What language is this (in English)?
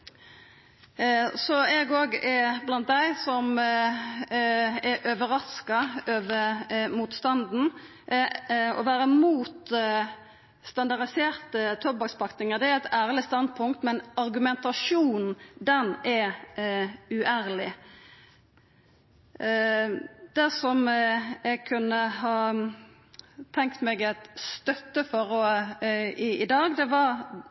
Norwegian Nynorsk